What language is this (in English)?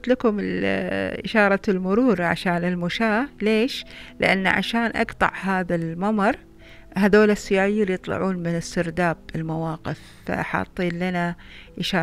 Arabic